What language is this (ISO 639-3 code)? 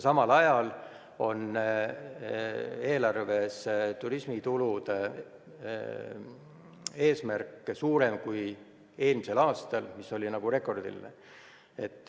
est